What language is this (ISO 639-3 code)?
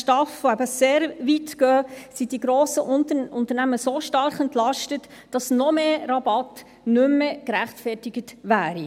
gsw